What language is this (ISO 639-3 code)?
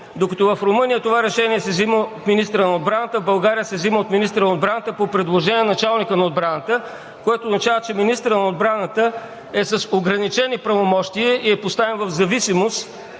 bul